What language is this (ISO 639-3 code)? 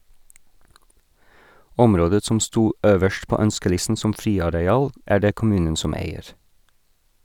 nor